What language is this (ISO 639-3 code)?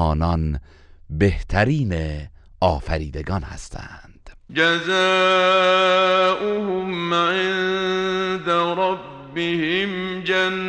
fas